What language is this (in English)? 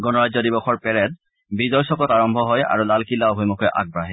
Assamese